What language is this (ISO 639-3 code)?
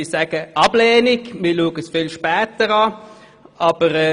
gsw